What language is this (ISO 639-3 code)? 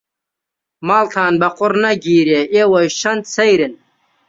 ckb